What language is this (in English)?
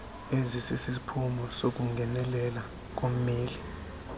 Xhosa